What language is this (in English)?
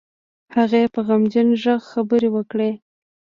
Pashto